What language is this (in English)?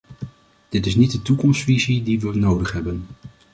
Dutch